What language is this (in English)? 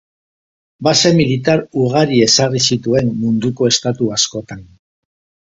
Basque